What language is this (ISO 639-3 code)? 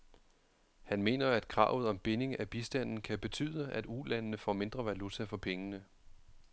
dan